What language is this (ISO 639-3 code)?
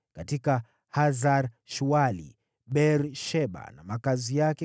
swa